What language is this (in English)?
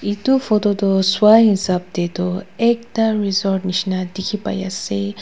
Naga Pidgin